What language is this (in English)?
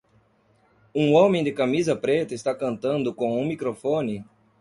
Portuguese